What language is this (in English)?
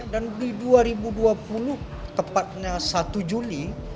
Indonesian